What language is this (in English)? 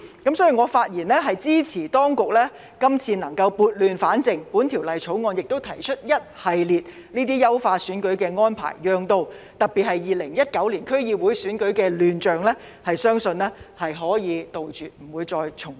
Cantonese